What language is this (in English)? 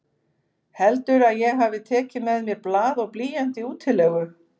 Icelandic